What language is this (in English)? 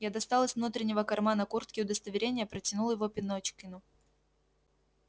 Russian